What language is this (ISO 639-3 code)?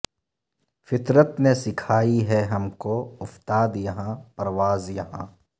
urd